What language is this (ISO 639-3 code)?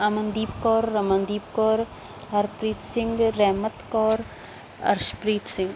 pan